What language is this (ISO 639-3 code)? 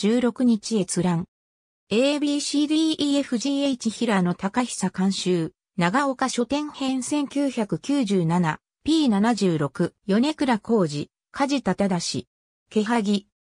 jpn